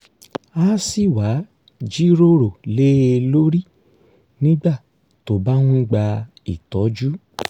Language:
Yoruba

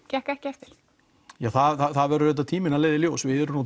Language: Icelandic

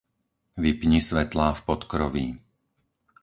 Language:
Slovak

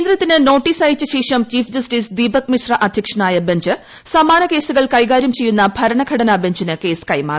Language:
Malayalam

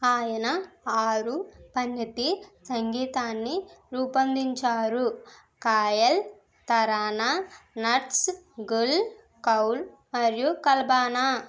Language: Telugu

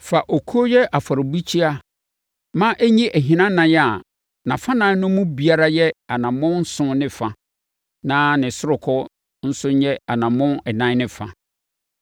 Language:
Akan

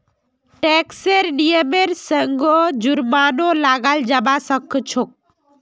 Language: Magahi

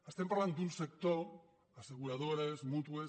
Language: Catalan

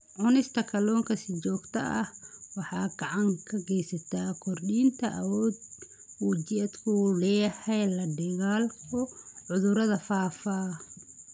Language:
Somali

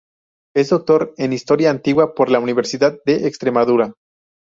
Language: Spanish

